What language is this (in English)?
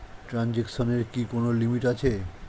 Bangla